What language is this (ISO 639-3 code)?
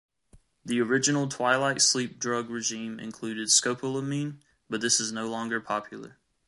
eng